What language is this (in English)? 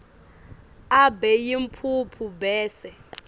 Swati